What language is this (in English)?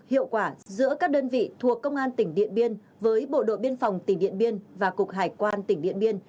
Vietnamese